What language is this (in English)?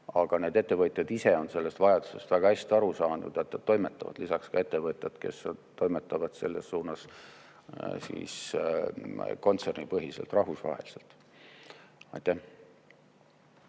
Estonian